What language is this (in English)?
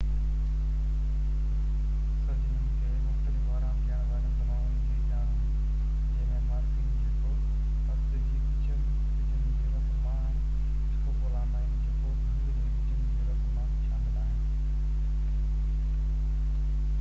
Sindhi